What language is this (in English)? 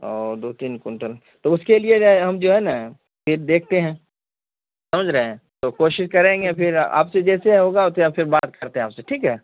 Urdu